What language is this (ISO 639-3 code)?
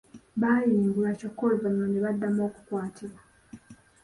lug